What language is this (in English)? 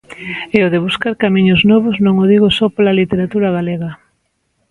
Galician